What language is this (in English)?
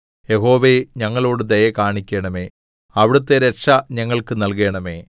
Malayalam